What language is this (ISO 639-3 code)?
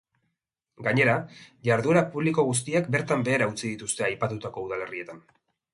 eus